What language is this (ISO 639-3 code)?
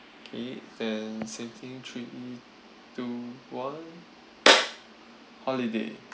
eng